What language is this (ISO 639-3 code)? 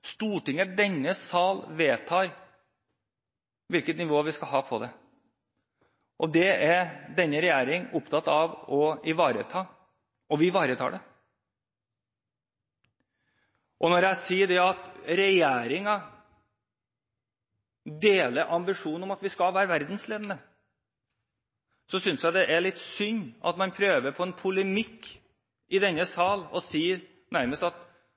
nob